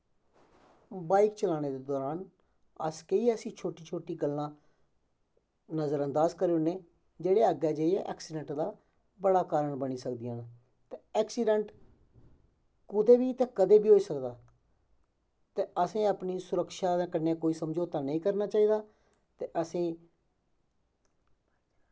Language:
Dogri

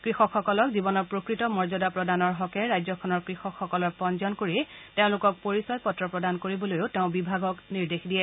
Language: Assamese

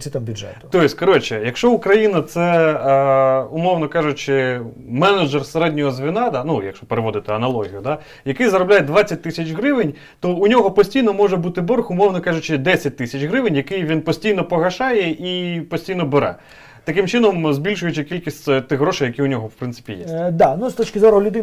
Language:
Ukrainian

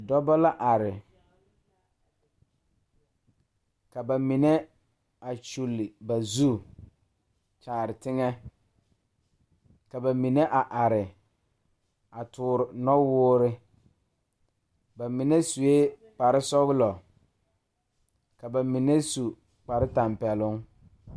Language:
Southern Dagaare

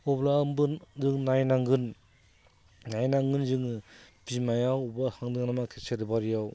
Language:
Bodo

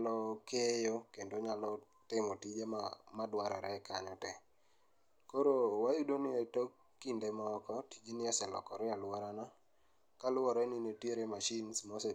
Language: Luo (Kenya and Tanzania)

